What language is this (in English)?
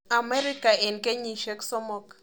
Kalenjin